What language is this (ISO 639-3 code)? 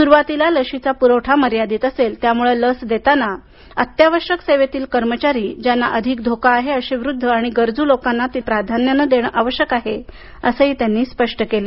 mar